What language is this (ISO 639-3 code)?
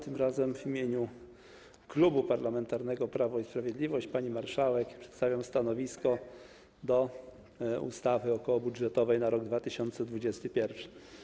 pol